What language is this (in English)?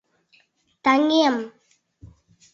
Mari